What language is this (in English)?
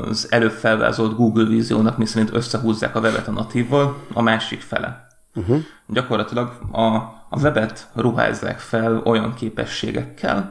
Hungarian